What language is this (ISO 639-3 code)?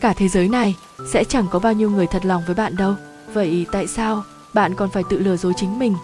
vie